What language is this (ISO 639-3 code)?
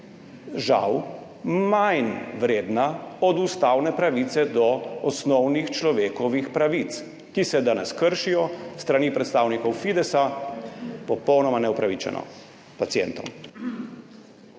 slv